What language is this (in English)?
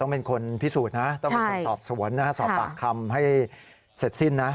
Thai